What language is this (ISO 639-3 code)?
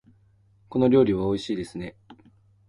jpn